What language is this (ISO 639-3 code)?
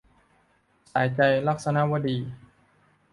tha